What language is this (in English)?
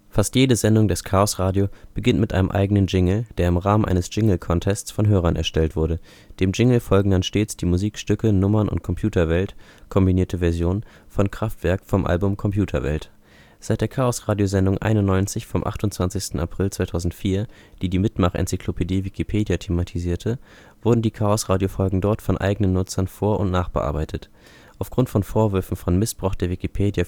German